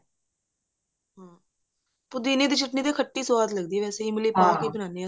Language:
Punjabi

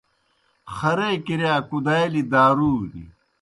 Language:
Kohistani Shina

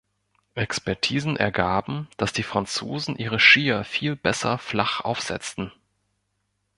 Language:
German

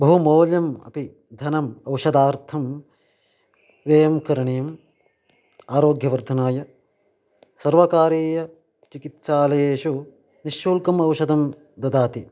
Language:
Sanskrit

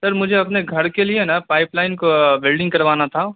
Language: Urdu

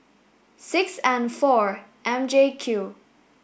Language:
English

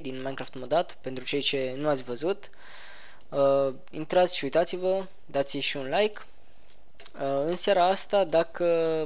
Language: Romanian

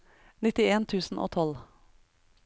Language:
Norwegian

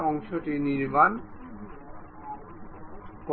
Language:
Bangla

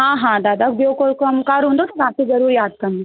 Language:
Sindhi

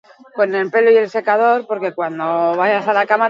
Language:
Basque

